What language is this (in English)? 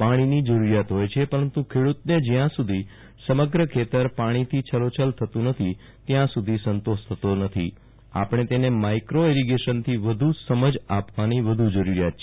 Gujarati